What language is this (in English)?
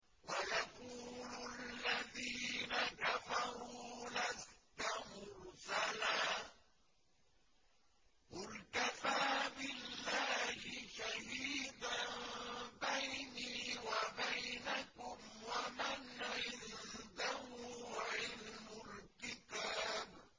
Arabic